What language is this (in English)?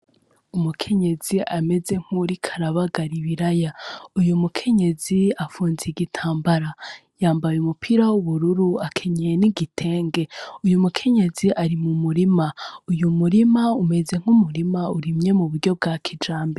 Rundi